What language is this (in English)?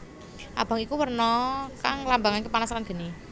Javanese